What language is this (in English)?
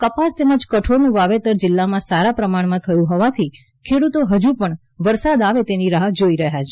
Gujarati